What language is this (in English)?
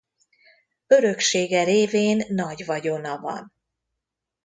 Hungarian